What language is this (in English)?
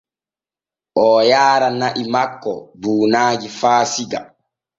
Borgu Fulfulde